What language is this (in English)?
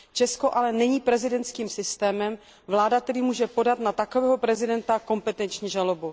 Czech